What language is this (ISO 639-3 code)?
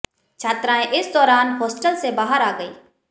hin